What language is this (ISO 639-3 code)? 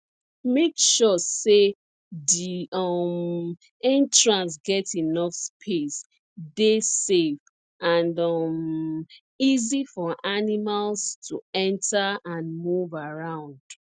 pcm